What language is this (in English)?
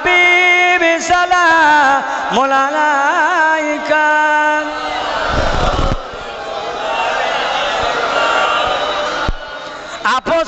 Hindi